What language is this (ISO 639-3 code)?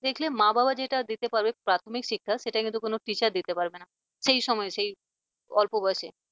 ben